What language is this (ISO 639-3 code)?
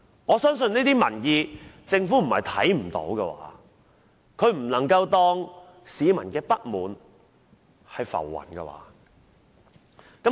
yue